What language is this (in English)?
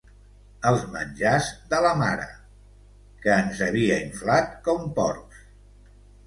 Catalan